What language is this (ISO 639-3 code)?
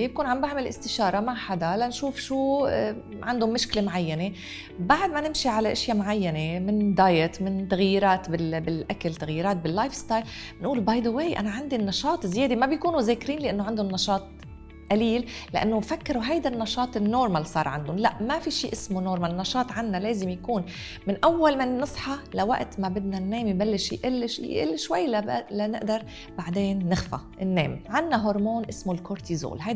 ara